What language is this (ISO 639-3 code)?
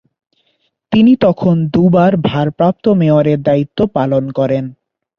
ben